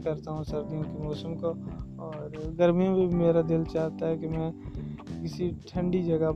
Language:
Urdu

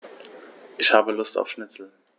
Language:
German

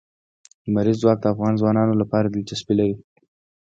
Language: Pashto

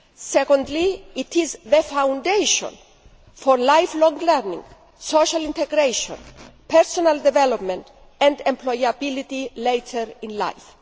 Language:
English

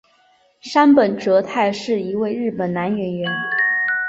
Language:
Chinese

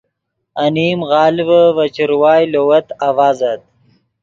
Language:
Yidgha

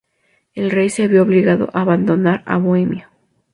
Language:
Spanish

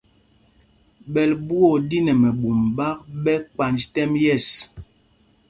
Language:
Mpumpong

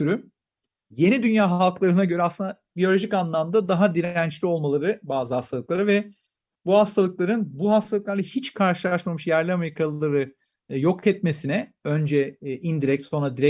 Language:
Turkish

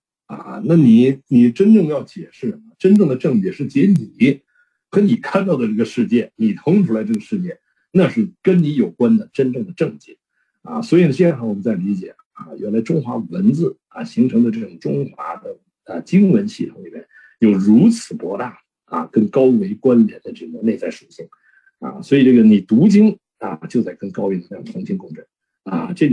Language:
Chinese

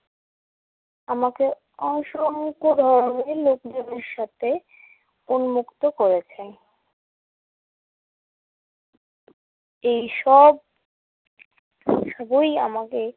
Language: Bangla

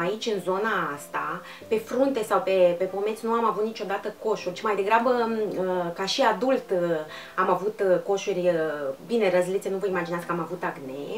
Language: Romanian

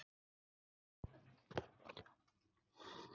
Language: Icelandic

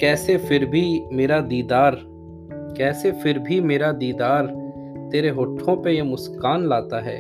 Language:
Hindi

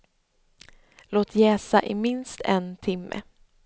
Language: Swedish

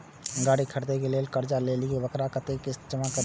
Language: Maithili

